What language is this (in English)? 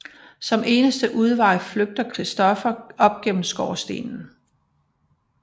Danish